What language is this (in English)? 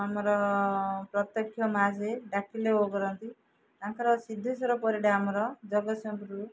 Odia